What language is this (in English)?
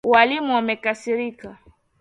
Swahili